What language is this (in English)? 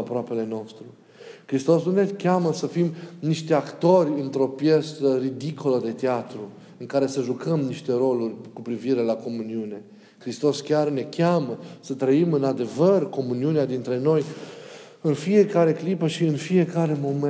Romanian